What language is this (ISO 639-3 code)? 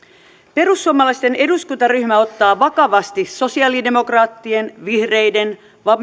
fin